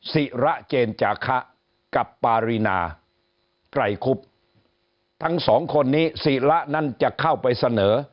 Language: Thai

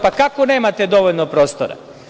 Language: Serbian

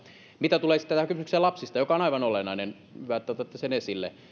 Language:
Finnish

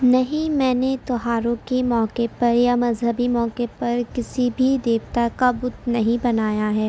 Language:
Urdu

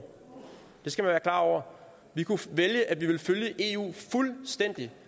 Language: Danish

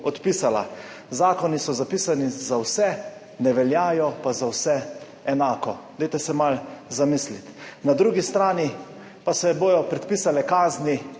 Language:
Slovenian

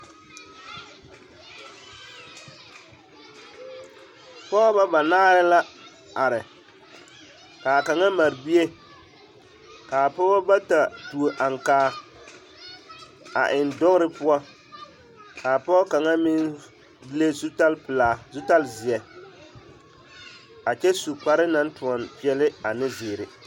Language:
Southern Dagaare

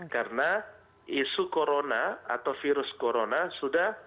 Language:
Indonesian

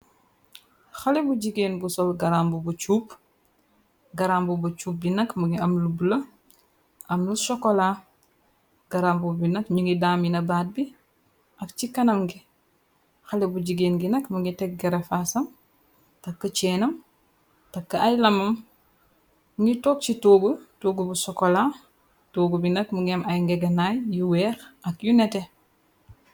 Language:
Wolof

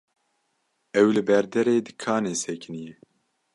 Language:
Kurdish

